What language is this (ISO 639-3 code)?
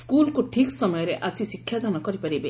ori